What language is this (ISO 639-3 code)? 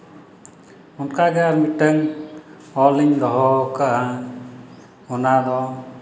sat